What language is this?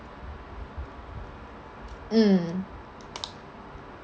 English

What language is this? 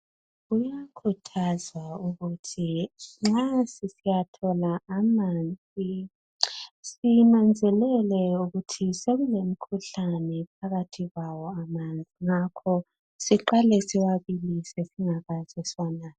North Ndebele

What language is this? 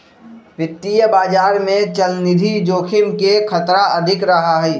Magahi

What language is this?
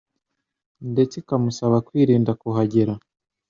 Kinyarwanda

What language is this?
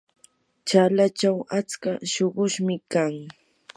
Yanahuanca Pasco Quechua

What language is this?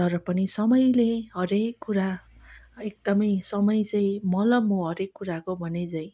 Nepali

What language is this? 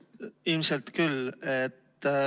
Estonian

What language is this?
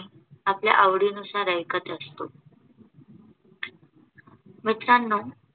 Marathi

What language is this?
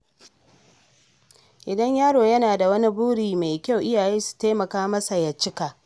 Hausa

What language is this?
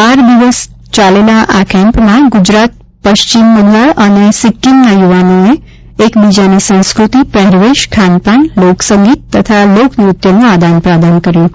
Gujarati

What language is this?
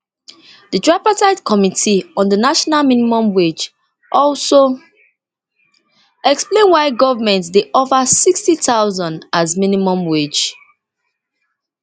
Nigerian Pidgin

